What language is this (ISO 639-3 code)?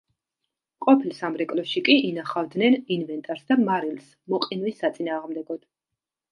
kat